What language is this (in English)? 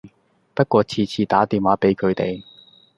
Cantonese